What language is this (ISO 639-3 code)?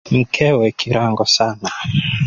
swa